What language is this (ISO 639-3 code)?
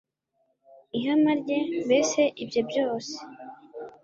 kin